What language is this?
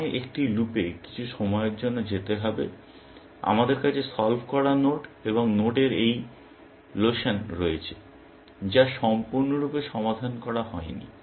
Bangla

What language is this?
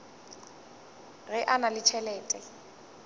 Northern Sotho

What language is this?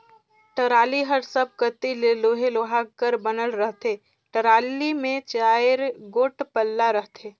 Chhattisgarhi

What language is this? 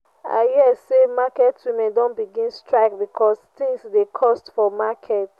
Nigerian Pidgin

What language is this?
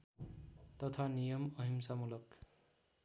Nepali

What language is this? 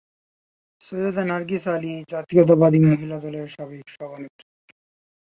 Bangla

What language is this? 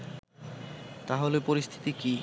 Bangla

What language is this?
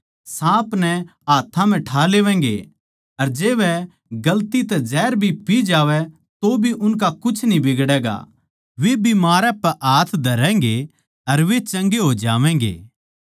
Haryanvi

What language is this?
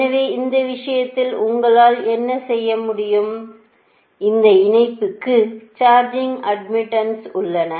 Tamil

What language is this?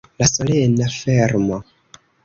Esperanto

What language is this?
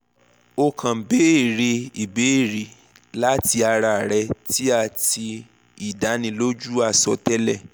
Yoruba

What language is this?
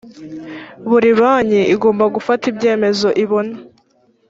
Kinyarwanda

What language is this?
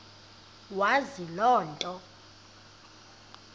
Xhosa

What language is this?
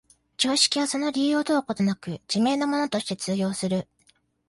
Japanese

